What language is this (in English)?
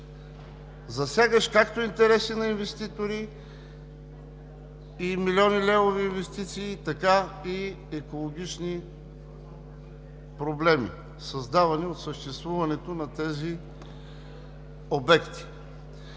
Bulgarian